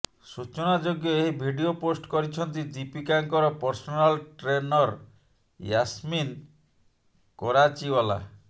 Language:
Odia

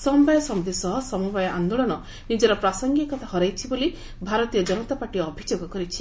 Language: Odia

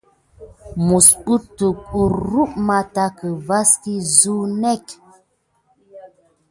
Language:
Gidar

